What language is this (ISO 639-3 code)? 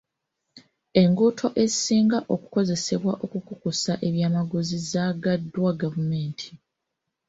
lug